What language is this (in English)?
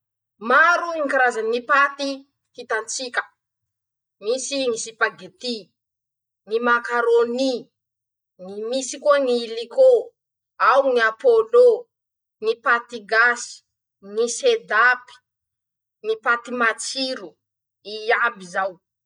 Masikoro Malagasy